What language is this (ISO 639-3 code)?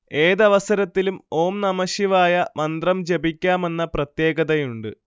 mal